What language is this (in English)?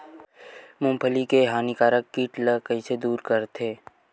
Chhattisgarhi